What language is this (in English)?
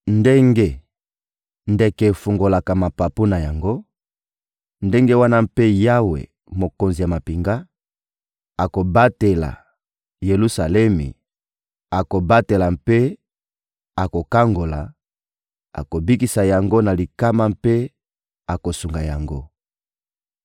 Lingala